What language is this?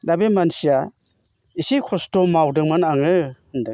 Bodo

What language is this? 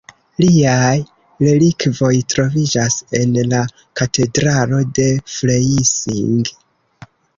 Esperanto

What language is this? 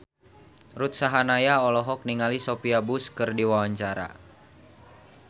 Sundanese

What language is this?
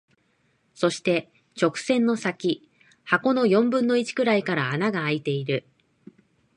Japanese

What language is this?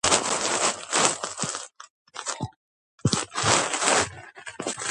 Georgian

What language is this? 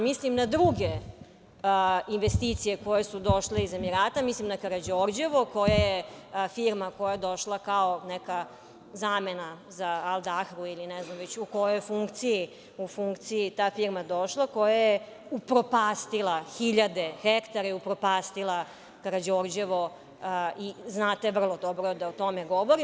Serbian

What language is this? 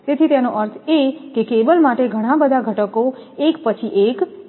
Gujarati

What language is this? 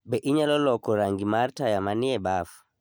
Luo (Kenya and Tanzania)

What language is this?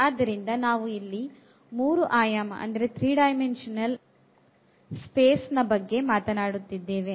Kannada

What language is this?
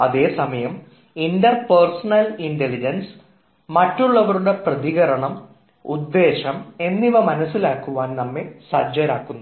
Malayalam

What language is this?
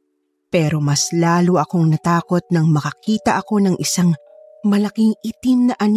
Filipino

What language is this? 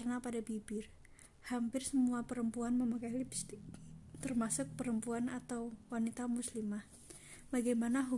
Indonesian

